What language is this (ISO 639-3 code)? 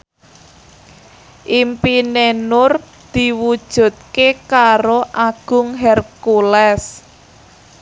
jav